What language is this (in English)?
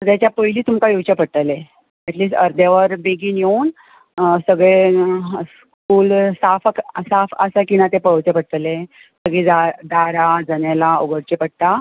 Konkani